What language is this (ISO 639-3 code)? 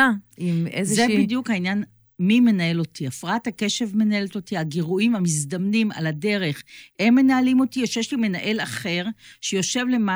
heb